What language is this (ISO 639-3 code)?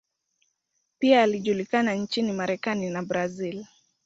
swa